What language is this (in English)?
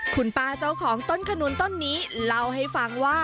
Thai